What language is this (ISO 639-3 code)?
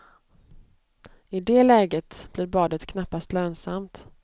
swe